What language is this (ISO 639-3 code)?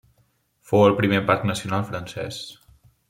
cat